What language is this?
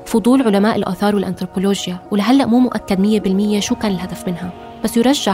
Arabic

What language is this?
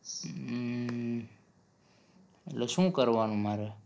Gujarati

